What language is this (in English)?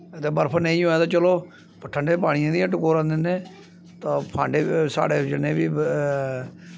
Dogri